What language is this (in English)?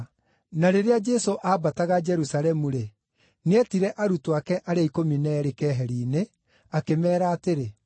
Kikuyu